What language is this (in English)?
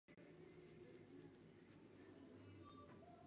Spanish